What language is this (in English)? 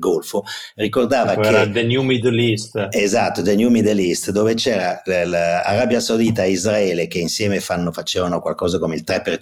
Italian